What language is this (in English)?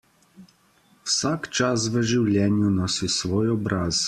Slovenian